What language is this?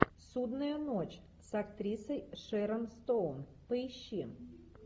Russian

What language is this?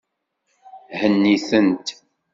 Kabyle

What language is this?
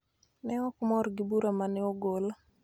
Luo (Kenya and Tanzania)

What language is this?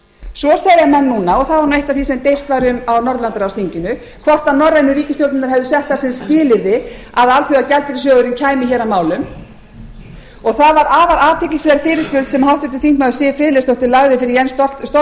Icelandic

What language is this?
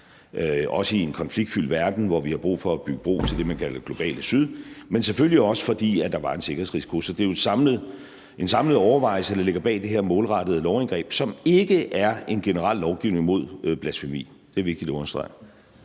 Danish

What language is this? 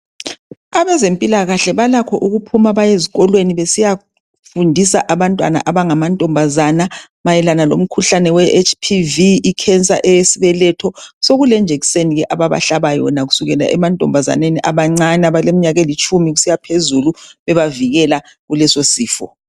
North Ndebele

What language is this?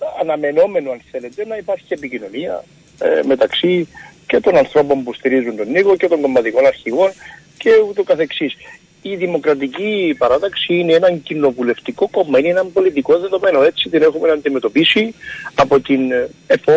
Greek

